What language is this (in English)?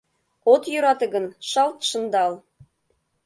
Mari